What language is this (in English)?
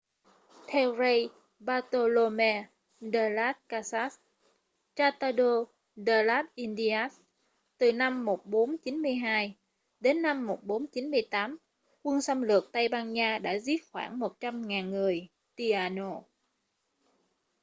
Vietnamese